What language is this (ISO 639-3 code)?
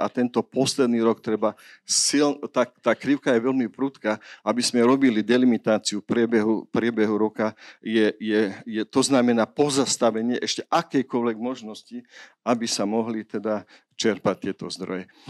slk